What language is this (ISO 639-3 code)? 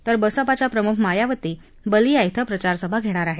mar